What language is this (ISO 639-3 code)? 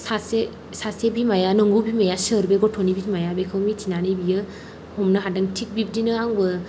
brx